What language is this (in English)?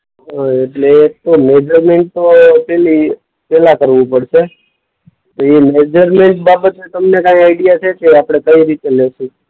Gujarati